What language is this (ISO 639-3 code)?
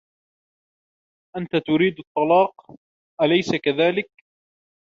ara